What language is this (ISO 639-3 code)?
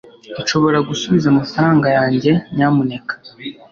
kin